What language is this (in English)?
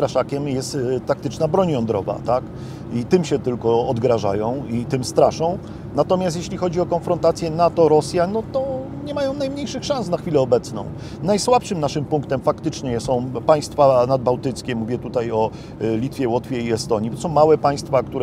Polish